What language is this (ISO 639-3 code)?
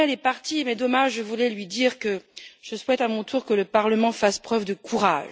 fra